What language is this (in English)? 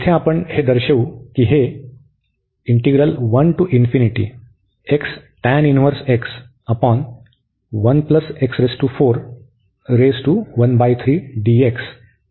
Marathi